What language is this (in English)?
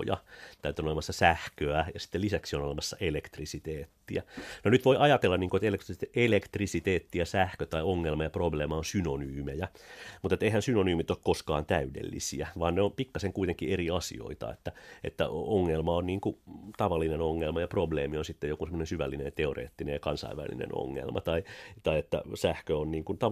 Finnish